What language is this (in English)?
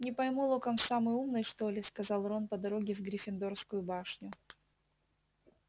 Russian